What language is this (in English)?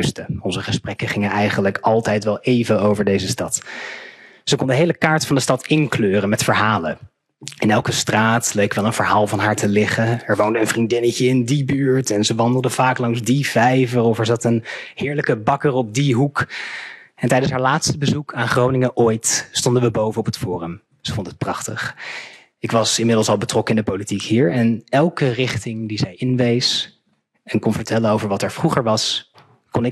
Dutch